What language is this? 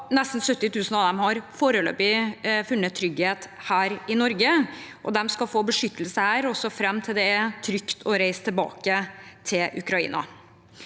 Norwegian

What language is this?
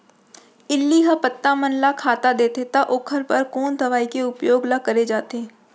Chhattisgarhi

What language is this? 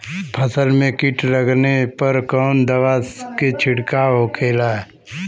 Bhojpuri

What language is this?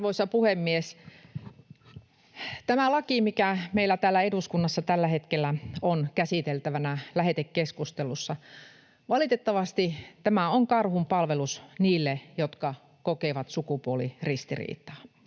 Finnish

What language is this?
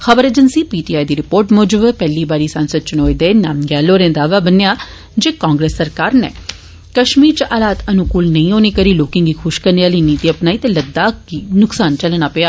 Dogri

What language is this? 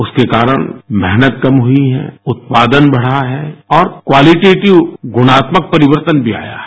Hindi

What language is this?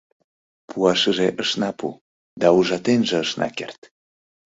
Mari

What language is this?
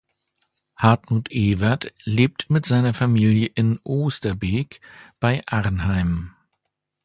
German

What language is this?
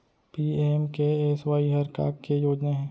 Chhattisgarhi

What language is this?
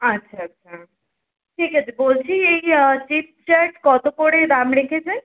Bangla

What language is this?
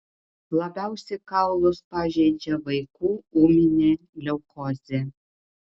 Lithuanian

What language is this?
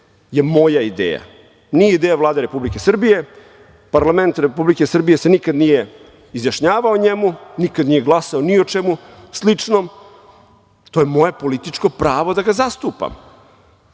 Serbian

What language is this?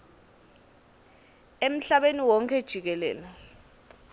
Swati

